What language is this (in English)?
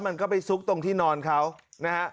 Thai